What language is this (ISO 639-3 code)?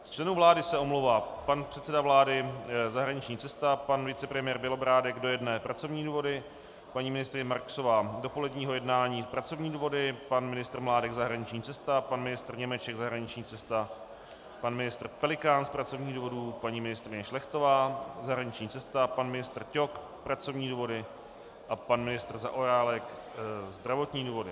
ces